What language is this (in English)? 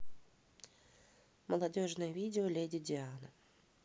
Russian